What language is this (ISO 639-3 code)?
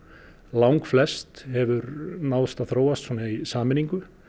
isl